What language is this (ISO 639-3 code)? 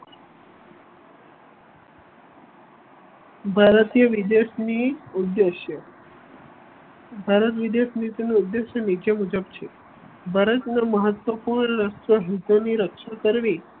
guj